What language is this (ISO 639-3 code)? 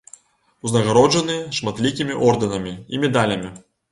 bel